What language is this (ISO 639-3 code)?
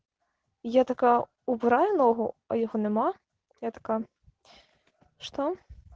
rus